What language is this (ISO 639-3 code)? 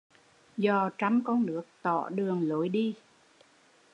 vie